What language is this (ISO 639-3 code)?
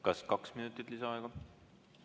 est